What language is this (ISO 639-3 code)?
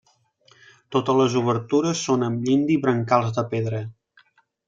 cat